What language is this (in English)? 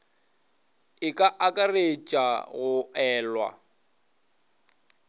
Northern Sotho